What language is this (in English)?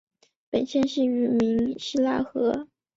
Chinese